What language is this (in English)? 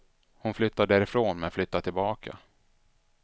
Swedish